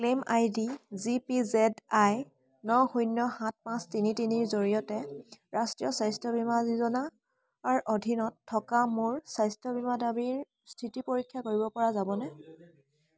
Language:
Assamese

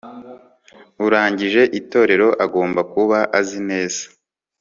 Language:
Kinyarwanda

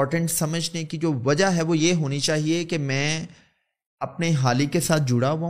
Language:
Urdu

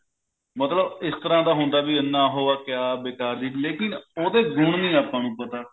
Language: Punjabi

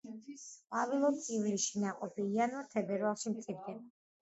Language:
Georgian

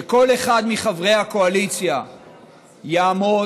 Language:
Hebrew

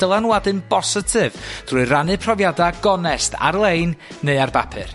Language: Welsh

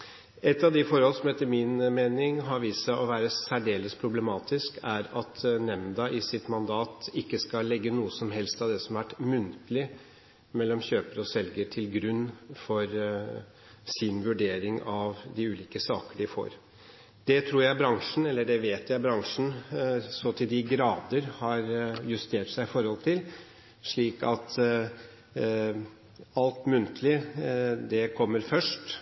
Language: Norwegian Bokmål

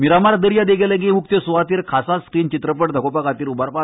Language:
Konkani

